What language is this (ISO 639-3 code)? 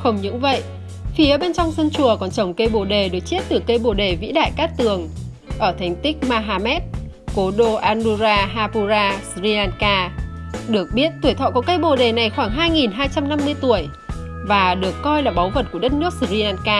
vie